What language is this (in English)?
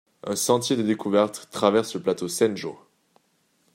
French